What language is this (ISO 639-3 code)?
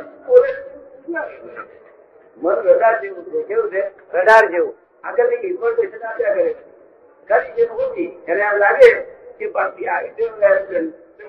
guj